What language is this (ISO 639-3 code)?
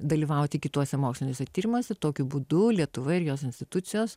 lit